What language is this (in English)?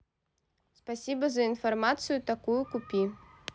Russian